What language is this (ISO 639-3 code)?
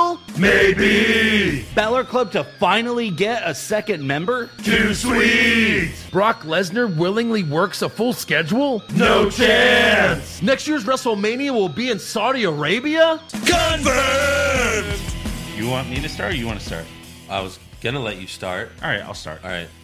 eng